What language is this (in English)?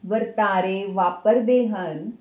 Punjabi